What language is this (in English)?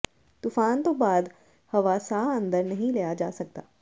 Punjabi